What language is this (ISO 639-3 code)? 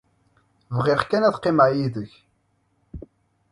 kab